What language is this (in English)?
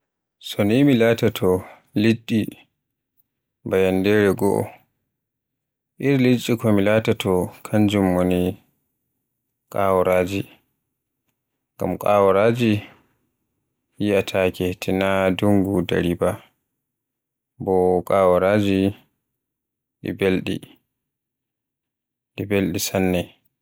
Borgu Fulfulde